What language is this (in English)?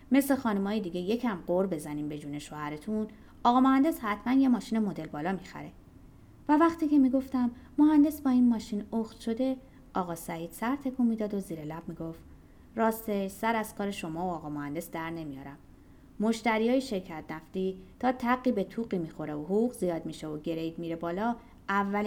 Persian